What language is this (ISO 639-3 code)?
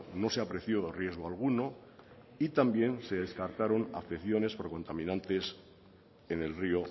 spa